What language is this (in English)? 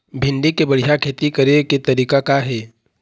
Chhattisgarhi